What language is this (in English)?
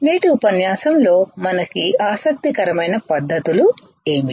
Telugu